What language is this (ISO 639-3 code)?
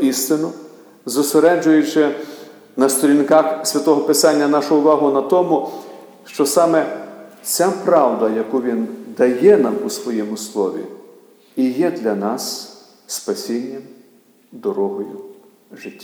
ukr